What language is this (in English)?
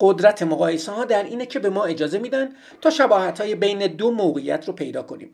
Persian